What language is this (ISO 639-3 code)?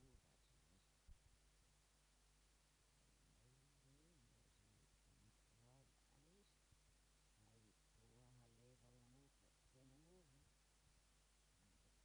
fin